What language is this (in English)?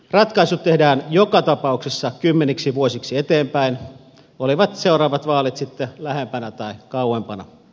Finnish